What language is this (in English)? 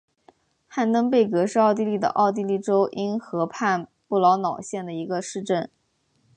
Chinese